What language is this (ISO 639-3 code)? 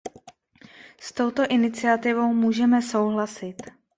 ces